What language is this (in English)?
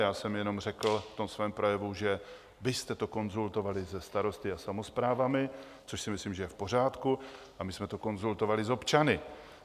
Czech